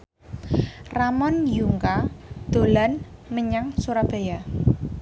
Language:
Javanese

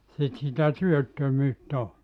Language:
Finnish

